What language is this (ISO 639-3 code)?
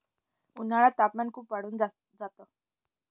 mar